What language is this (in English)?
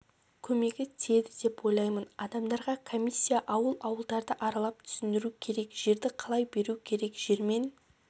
Kazakh